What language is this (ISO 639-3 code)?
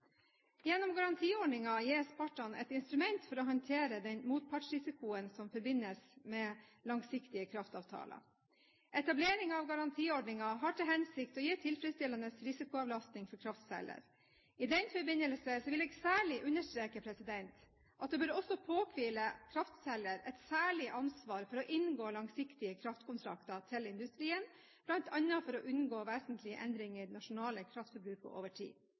nob